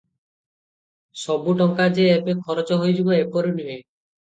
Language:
Odia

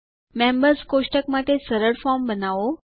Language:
Gujarati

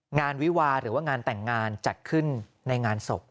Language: Thai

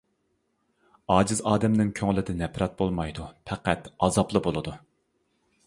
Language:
Uyghur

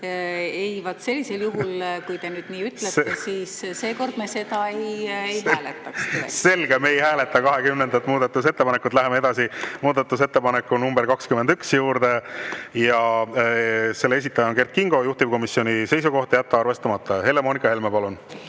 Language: Estonian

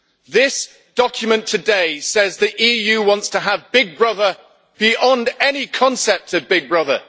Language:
English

